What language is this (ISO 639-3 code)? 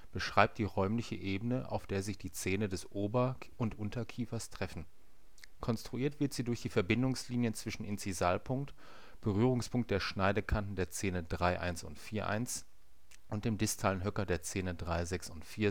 deu